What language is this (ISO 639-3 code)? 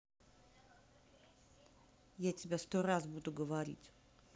rus